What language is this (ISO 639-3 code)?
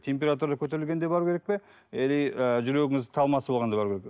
kaz